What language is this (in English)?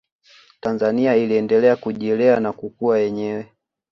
Swahili